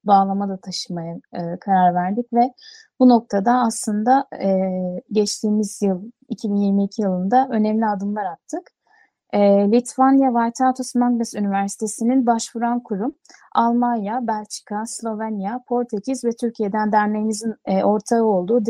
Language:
Turkish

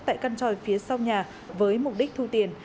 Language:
Vietnamese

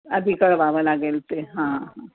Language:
Marathi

